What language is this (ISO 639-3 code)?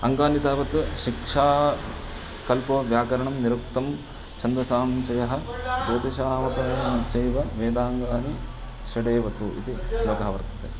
san